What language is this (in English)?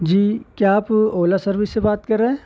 Urdu